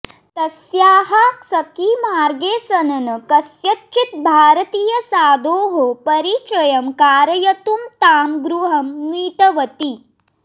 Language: Sanskrit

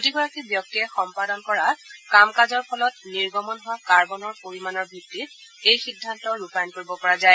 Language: Assamese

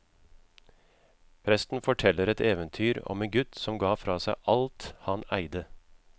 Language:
Norwegian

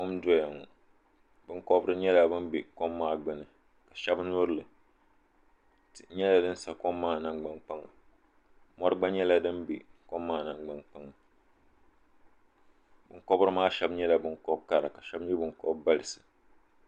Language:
Dagbani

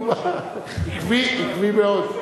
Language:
Hebrew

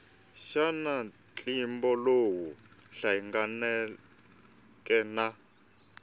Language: Tsonga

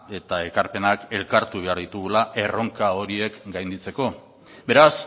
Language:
Basque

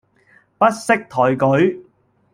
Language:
Cantonese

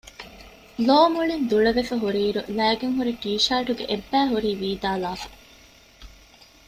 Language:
Divehi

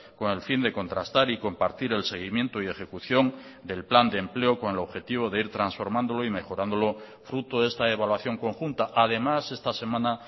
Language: Spanish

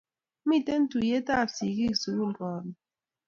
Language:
Kalenjin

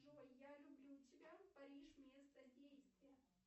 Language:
Russian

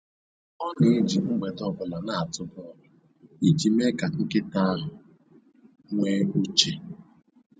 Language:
Igbo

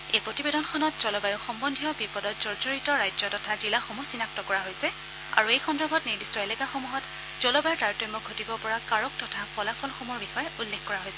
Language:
Assamese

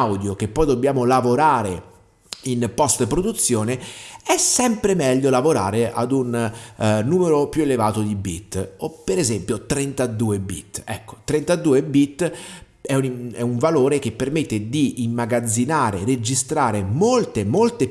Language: Italian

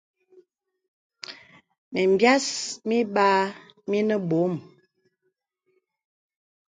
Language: Bebele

